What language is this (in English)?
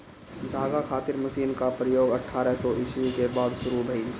Bhojpuri